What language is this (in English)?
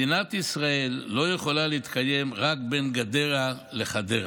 Hebrew